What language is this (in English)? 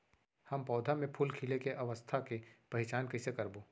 Chhattisgarhi